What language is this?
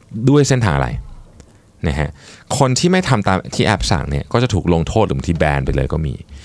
Thai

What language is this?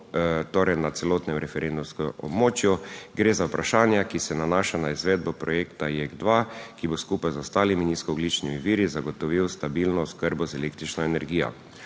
Slovenian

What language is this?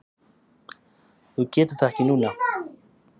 Icelandic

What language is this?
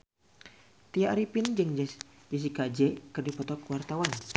Sundanese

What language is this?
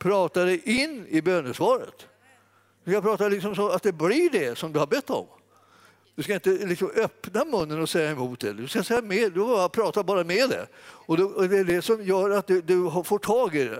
Swedish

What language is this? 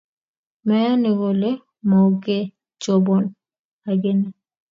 Kalenjin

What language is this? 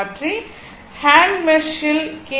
Tamil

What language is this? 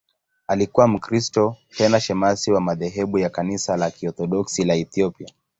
Swahili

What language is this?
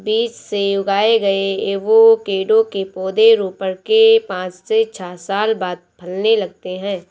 Hindi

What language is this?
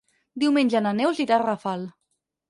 Catalan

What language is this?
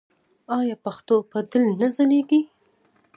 Pashto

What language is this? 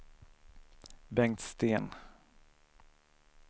Swedish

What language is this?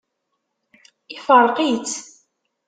Kabyle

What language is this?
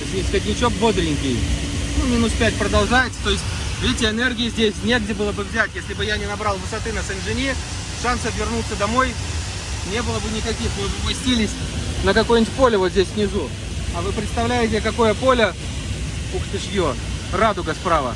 Russian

